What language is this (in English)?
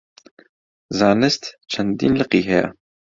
Central Kurdish